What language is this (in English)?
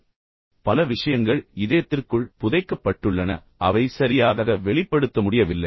Tamil